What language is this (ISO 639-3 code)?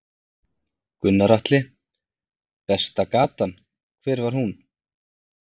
isl